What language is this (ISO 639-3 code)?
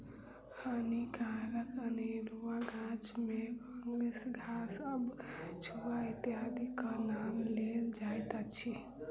mai